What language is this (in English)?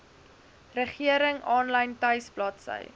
Afrikaans